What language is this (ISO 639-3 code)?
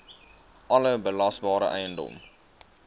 afr